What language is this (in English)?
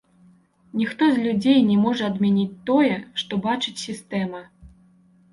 Belarusian